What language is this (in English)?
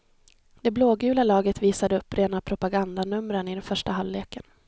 Swedish